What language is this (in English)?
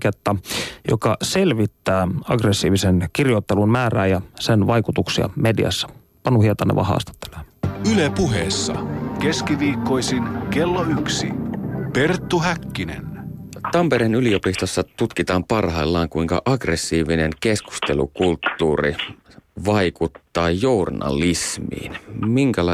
Finnish